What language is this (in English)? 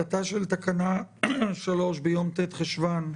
Hebrew